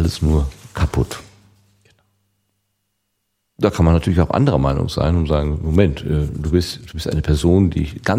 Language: German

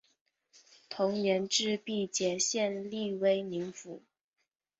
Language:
Chinese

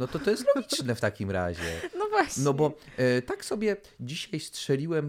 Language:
Polish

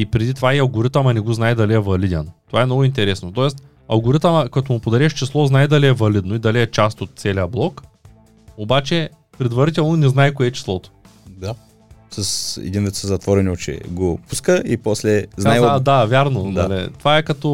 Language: Bulgarian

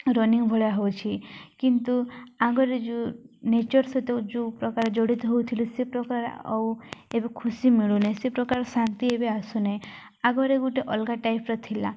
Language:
Odia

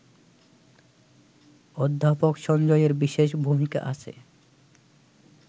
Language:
Bangla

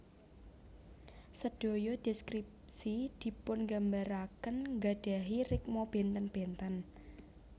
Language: Javanese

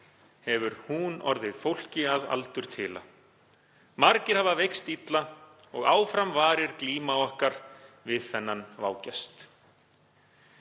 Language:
Icelandic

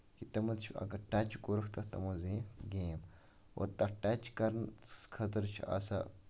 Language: Kashmiri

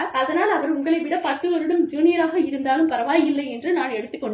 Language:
Tamil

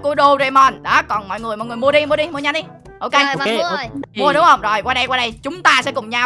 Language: Vietnamese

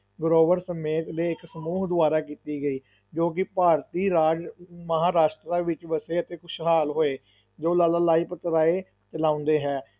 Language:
Punjabi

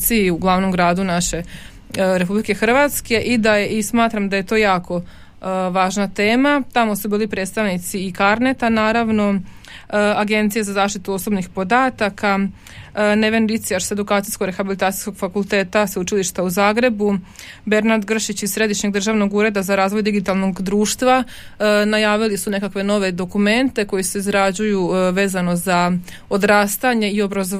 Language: Croatian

